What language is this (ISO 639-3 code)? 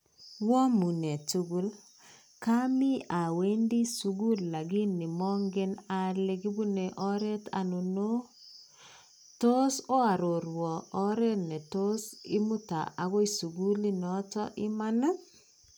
kln